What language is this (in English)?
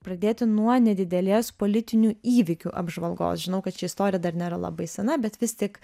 Lithuanian